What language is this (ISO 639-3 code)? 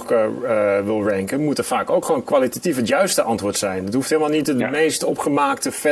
nld